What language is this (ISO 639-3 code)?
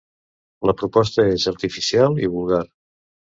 cat